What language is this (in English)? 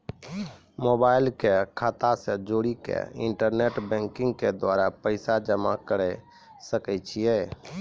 Maithili